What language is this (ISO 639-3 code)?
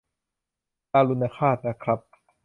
tha